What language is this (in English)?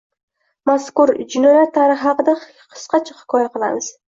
Uzbek